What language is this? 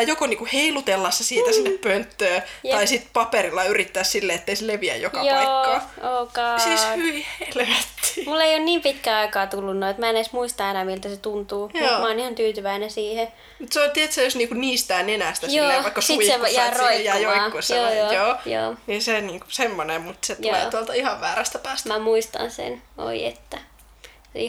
Finnish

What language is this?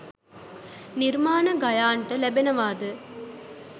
Sinhala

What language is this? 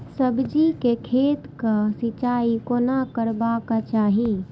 Maithili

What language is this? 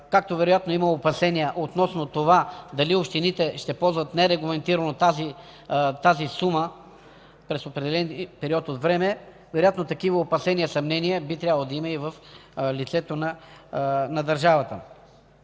Bulgarian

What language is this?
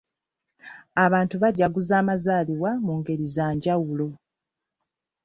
Ganda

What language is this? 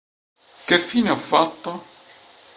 Italian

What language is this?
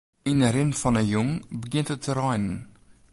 Western Frisian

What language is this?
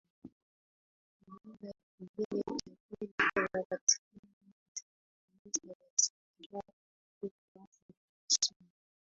Swahili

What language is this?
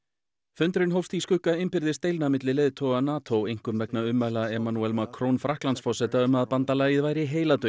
Icelandic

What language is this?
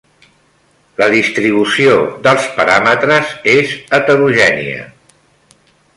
Catalan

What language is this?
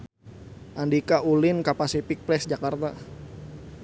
Sundanese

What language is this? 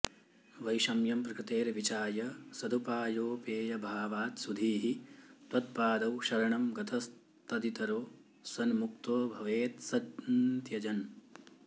Sanskrit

